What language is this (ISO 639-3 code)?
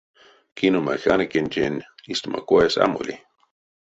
myv